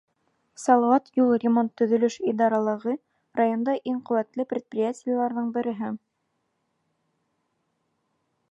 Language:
Bashkir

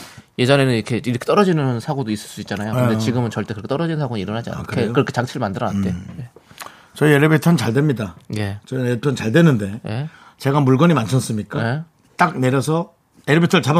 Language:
Korean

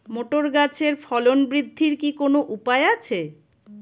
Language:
Bangla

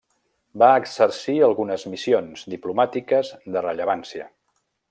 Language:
Catalan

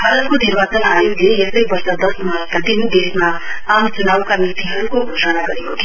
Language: Nepali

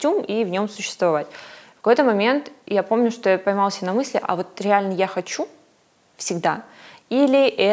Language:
Russian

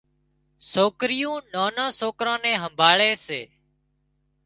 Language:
Wadiyara Koli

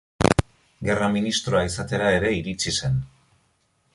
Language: Basque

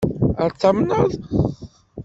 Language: Kabyle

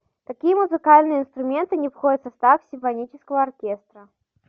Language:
Russian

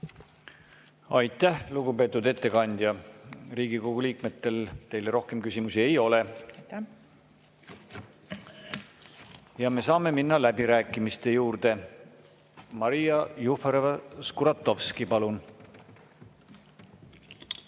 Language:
Estonian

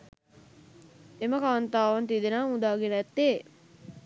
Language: Sinhala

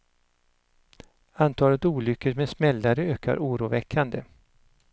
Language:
Swedish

